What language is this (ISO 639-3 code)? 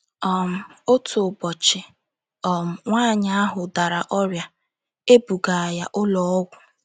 ibo